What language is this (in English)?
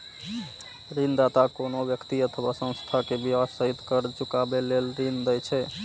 Maithili